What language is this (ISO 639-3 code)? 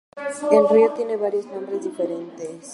spa